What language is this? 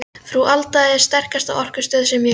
Icelandic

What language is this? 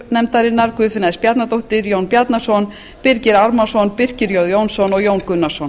Icelandic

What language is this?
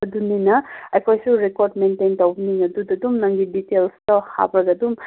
Manipuri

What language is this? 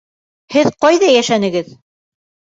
Bashkir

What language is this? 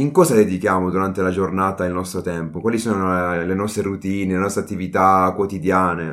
Italian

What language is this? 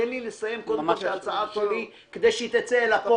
Hebrew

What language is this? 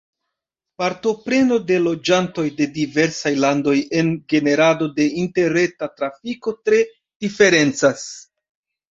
Esperanto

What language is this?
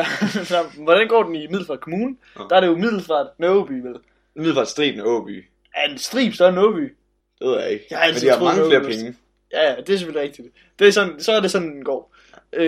Danish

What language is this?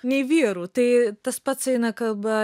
Lithuanian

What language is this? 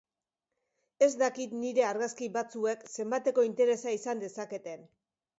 Basque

